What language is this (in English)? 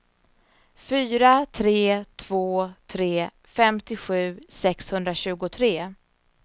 Swedish